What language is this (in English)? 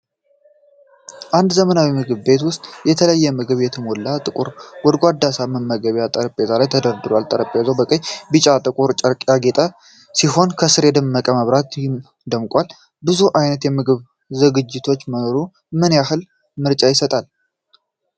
Amharic